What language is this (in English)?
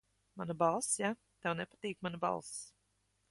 Latvian